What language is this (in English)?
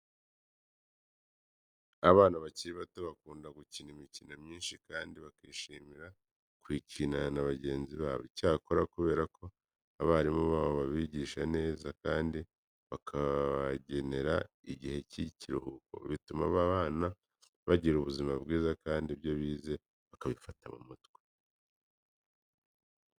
Kinyarwanda